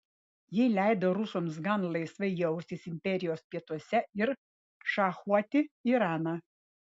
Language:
Lithuanian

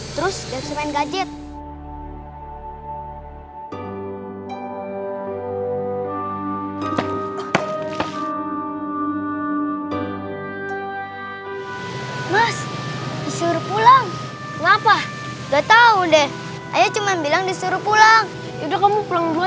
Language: Indonesian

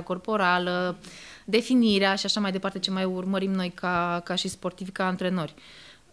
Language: Romanian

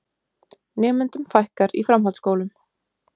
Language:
Icelandic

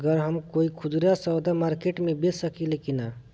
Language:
Bhojpuri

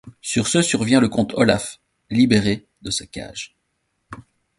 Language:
French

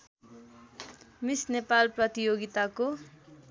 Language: Nepali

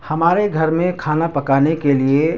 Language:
Urdu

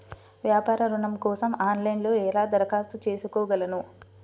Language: Telugu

